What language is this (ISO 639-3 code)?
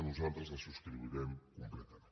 cat